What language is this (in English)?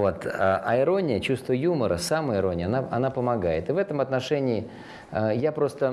Russian